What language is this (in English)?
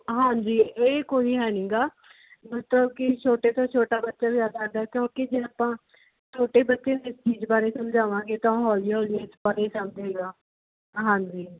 Punjabi